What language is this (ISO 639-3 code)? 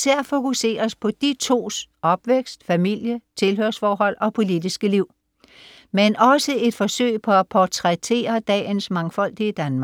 dan